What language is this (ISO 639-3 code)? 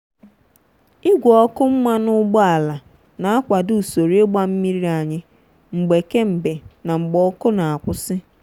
ibo